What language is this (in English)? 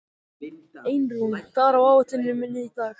Icelandic